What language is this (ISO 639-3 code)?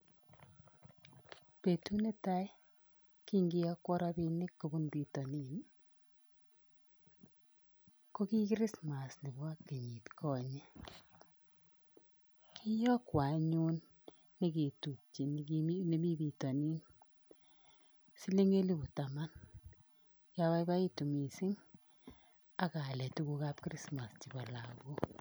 kln